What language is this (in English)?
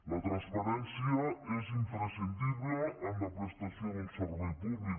Catalan